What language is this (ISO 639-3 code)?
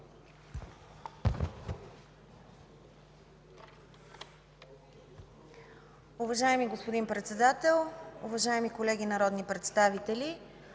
bul